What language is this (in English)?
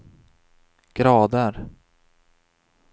Swedish